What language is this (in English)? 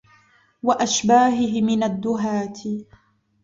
Arabic